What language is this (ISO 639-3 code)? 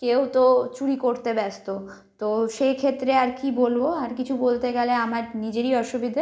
ben